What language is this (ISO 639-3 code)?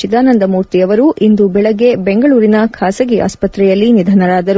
kan